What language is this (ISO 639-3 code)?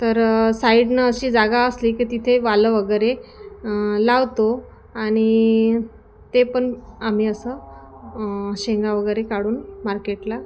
mar